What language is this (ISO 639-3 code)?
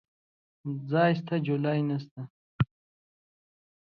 pus